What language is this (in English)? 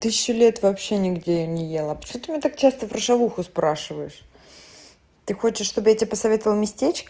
Russian